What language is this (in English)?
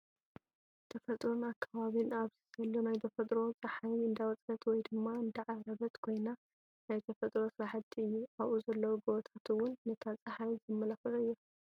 Tigrinya